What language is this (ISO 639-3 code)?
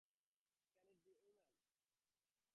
eng